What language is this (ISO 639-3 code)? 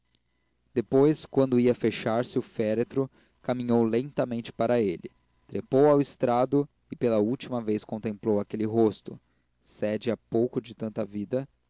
por